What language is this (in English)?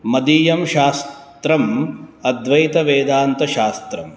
Sanskrit